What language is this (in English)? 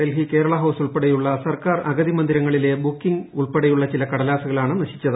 Malayalam